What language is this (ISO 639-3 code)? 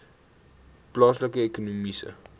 afr